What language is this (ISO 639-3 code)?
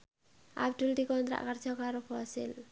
jav